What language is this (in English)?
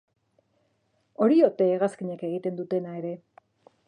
Basque